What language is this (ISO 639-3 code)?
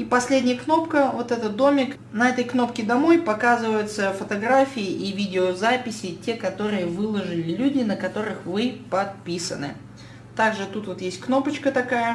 rus